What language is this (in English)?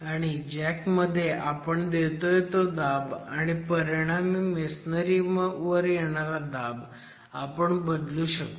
Marathi